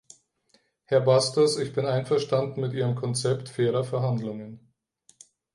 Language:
German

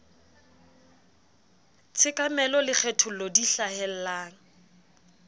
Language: Southern Sotho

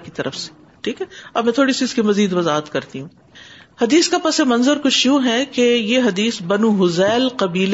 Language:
Urdu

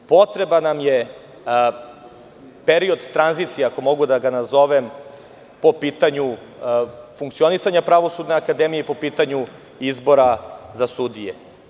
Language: Serbian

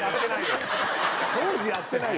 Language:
Japanese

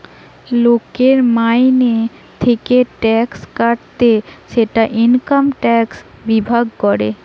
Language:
Bangla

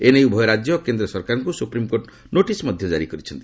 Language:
Odia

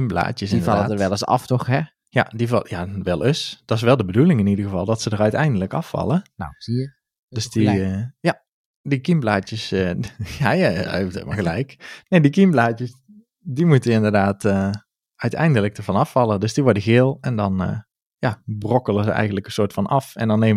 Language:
Dutch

